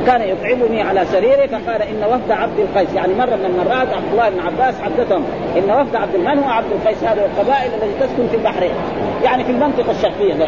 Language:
Arabic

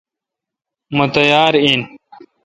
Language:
Kalkoti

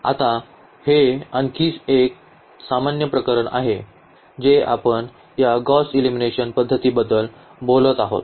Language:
Marathi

